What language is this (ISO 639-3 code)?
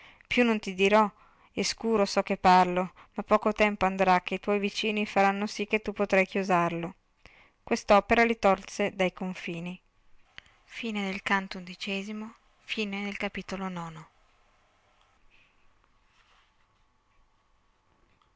ita